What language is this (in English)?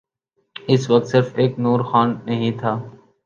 Urdu